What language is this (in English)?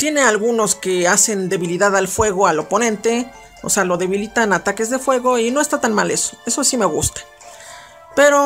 Spanish